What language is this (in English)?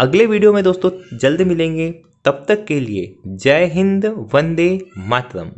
Hindi